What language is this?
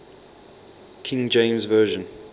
English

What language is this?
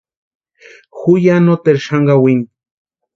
Western Highland Purepecha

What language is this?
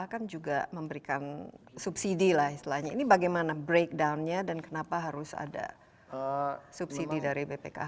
Indonesian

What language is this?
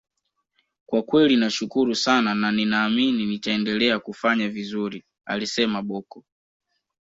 Swahili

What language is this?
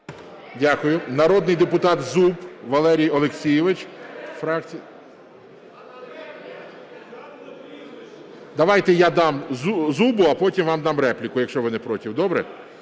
Ukrainian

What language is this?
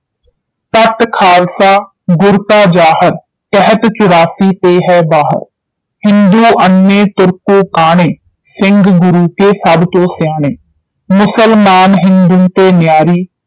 Punjabi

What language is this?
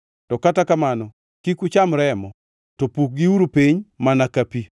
Luo (Kenya and Tanzania)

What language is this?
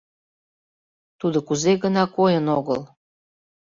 Mari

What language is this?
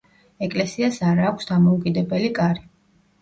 Georgian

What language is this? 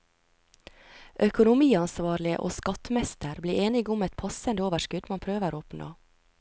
Norwegian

